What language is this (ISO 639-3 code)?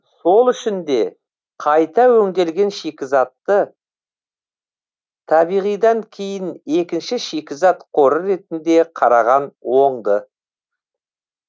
kaz